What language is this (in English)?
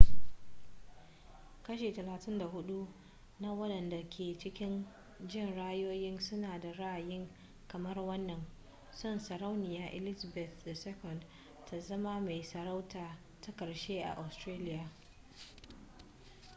Hausa